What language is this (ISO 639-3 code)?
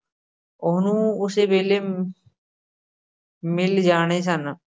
pan